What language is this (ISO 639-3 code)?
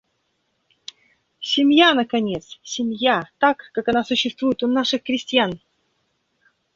rus